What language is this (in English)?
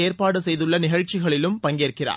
Tamil